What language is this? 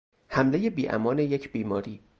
Persian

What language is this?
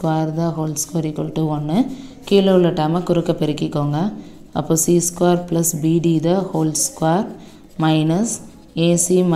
Hindi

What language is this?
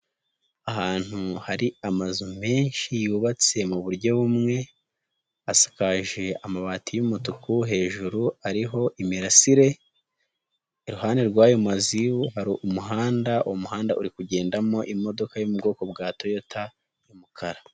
Kinyarwanda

